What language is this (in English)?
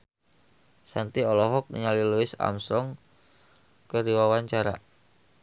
Sundanese